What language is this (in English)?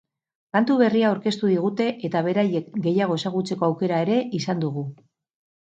Basque